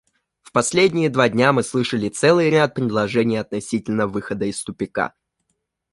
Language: Russian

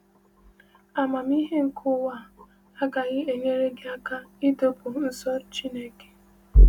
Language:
Igbo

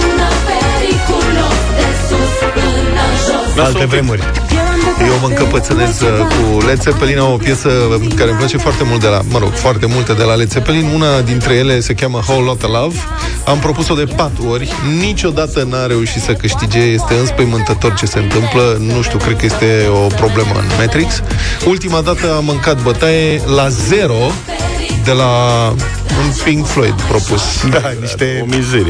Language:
Romanian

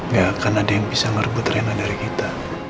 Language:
Indonesian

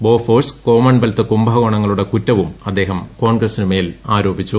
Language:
Malayalam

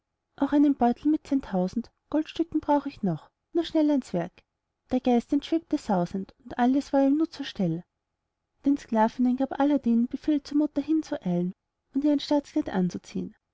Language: German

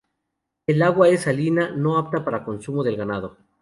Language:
Spanish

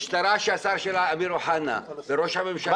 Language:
Hebrew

